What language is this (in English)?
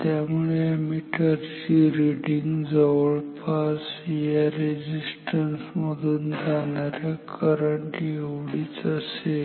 Marathi